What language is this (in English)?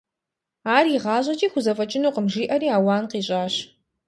Kabardian